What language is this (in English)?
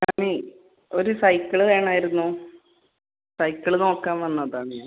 Malayalam